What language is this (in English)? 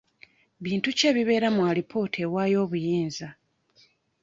Ganda